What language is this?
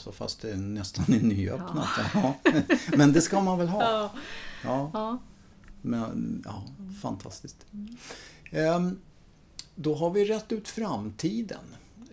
Swedish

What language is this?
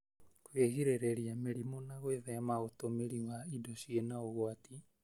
Kikuyu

